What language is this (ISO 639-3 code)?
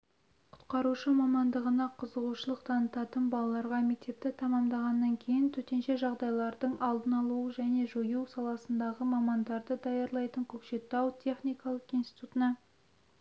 kaz